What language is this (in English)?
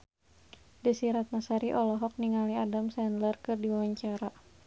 Sundanese